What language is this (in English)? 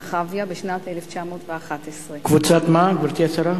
Hebrew